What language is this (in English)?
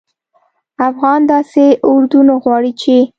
Pashto